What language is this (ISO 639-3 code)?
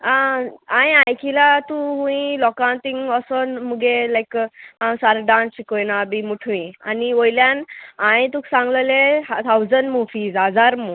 kok